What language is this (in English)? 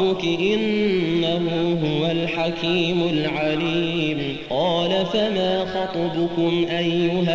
Arabic